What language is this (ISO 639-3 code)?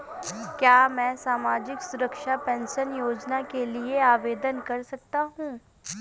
hin